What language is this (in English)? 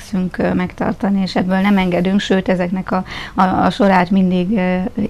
Hungarian